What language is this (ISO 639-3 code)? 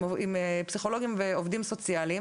heb